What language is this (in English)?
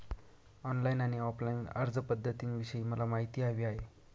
Marathi